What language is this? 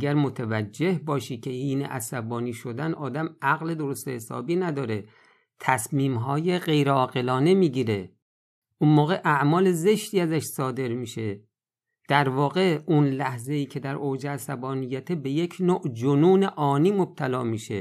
Persian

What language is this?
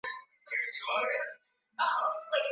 Swahili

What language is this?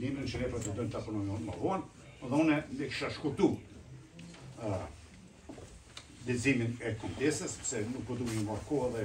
Romanian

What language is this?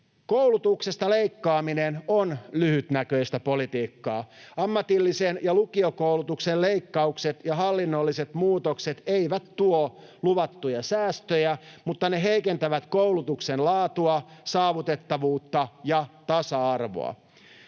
Finnish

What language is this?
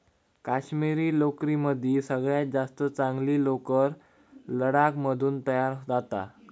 Marathi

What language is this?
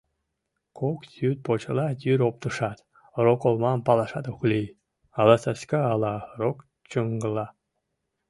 Mari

